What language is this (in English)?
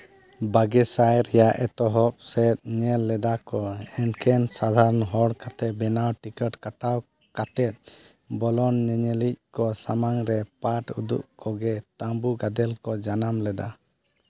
Santali